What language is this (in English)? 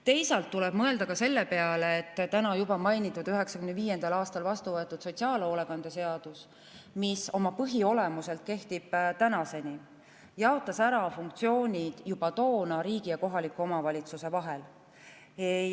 Estonian